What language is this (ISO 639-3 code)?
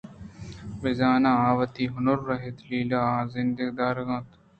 bgp